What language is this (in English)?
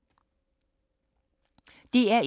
Danish